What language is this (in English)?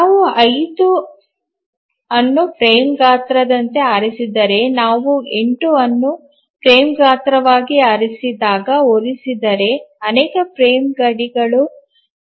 Kannada